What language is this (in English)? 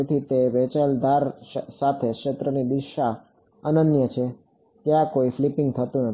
Gujarati